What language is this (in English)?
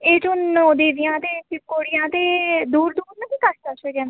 Dogri